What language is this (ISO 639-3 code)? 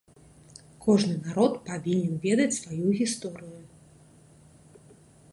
bel